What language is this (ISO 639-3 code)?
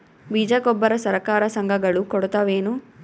kan